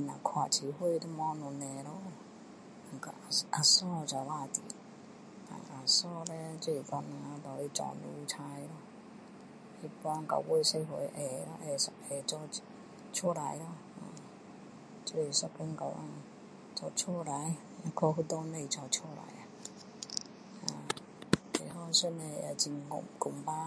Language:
Min Dong Chinese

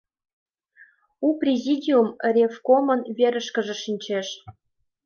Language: Mari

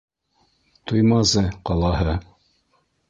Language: Bashkir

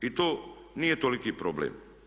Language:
Croatian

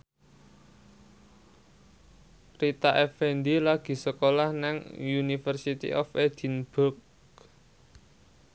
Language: Javanese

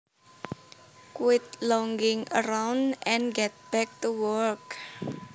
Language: Javanese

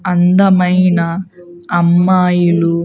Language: Telugu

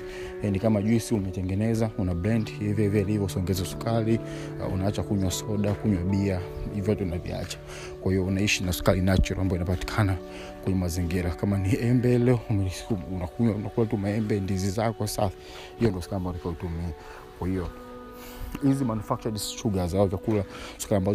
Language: Swahili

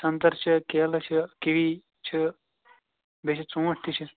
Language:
Kashmiri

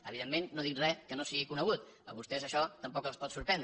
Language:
Catalan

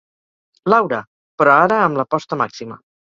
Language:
Catalan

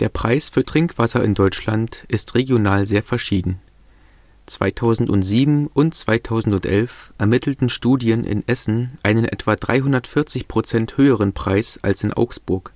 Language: German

